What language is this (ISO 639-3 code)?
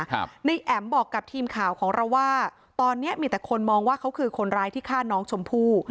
tha